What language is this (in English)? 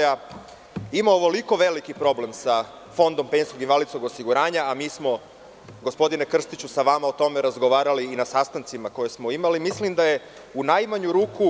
Serbian